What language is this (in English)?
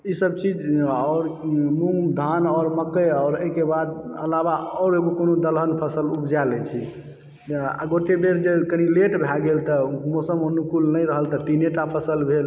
Maithili